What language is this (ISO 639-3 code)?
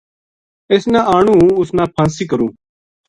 gju